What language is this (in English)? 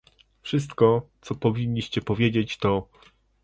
Polish